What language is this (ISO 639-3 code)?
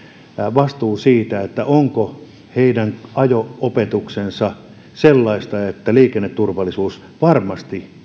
fin